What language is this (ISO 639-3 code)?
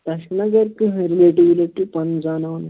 kas